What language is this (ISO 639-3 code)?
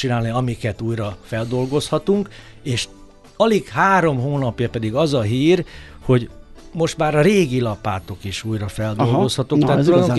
hun